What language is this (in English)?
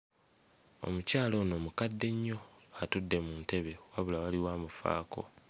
Ganda